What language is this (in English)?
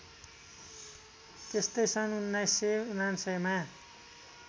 Nepali